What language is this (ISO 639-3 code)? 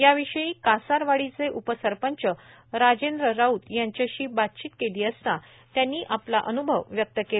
mar